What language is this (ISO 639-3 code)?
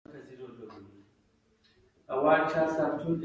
pus